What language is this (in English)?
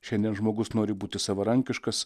Lithuanian